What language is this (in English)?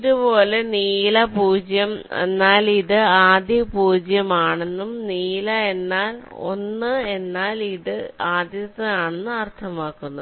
Malayalam